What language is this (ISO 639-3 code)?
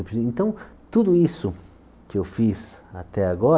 por